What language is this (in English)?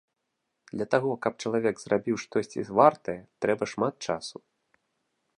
Belarusian